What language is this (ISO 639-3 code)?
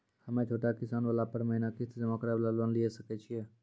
mai